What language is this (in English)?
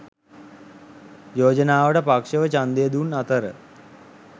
Sinhala